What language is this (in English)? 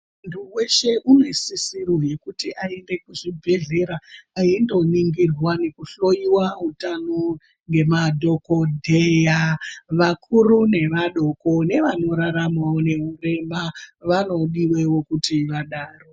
Ndau